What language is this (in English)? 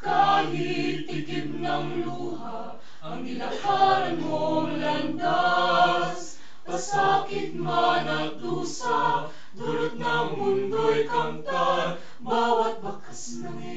Filipino